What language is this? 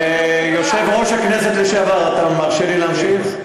Hebrew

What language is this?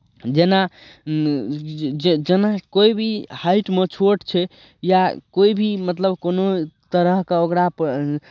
Maithili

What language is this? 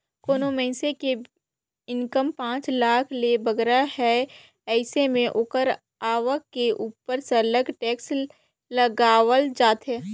Chhattisgarhi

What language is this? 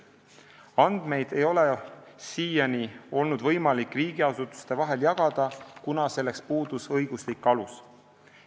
Estonian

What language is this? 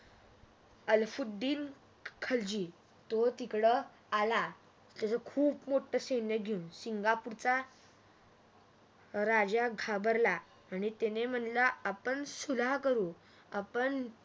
Marathi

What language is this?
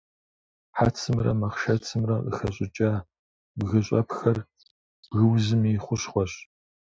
Kabardian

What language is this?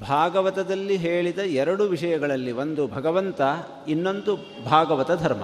Kannada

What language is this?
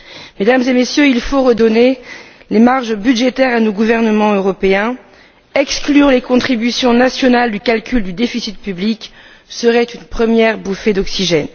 French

